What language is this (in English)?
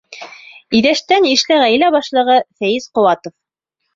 Bashkir